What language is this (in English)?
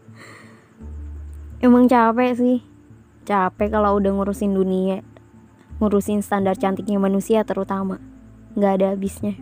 Indonesian